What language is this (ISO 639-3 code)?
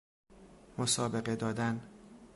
fas